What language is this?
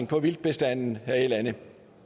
Danish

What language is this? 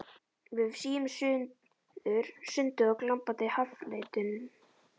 Icelandic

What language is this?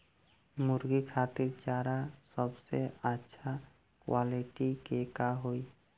Bhojpuri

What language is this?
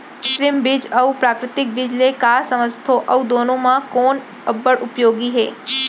Chhattisgarhi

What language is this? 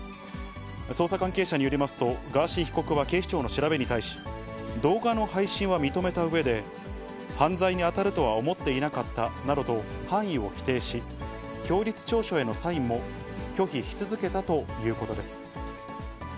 Japanese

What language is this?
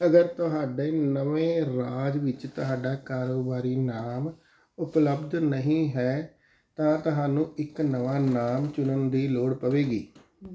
Punjabi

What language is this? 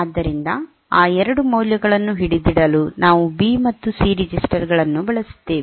Kannada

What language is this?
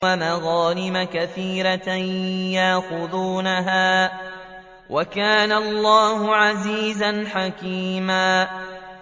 Arabic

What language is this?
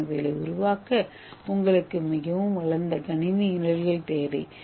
Tamil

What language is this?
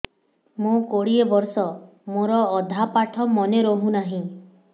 Odia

